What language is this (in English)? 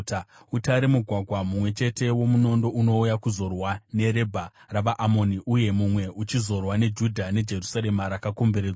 Shona